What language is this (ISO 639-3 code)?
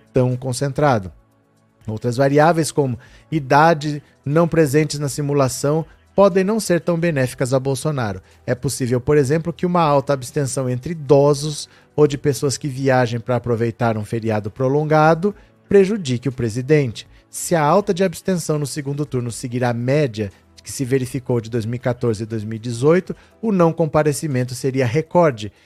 por